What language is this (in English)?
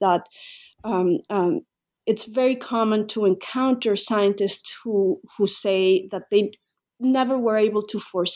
English